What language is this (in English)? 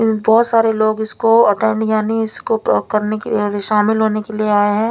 Hindi